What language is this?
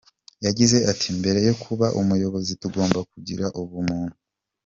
Kinyarwanda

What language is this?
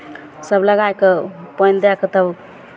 Maithili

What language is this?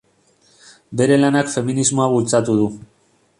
Basque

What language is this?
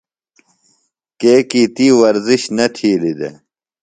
Phalura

